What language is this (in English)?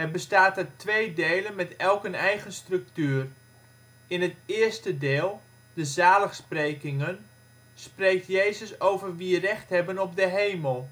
Dutch